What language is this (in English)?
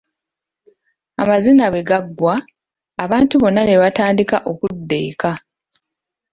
Ganda